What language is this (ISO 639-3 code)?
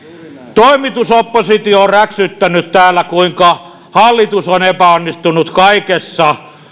fin